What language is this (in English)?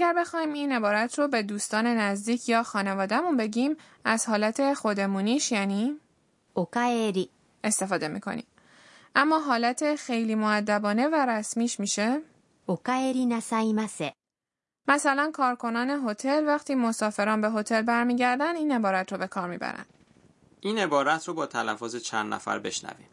Persian